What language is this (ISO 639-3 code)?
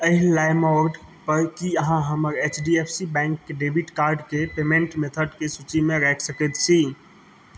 mai